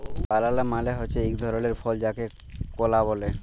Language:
Bangla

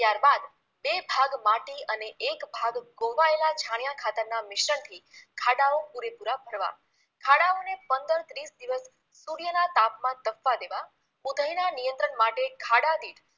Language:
Gujarati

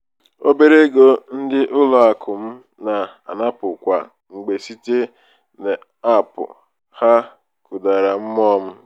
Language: Igbo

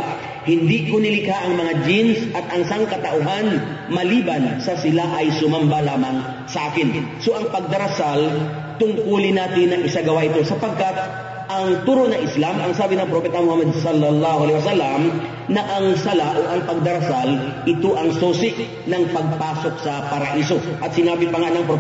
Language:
Filipino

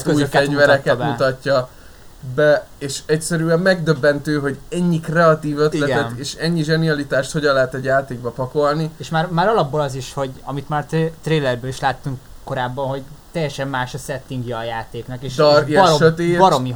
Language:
Hungarian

